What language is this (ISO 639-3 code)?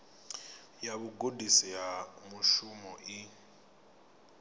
ven